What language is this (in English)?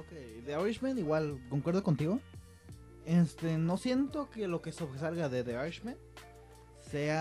Spanish